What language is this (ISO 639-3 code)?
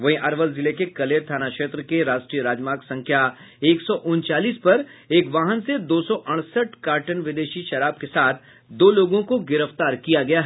hin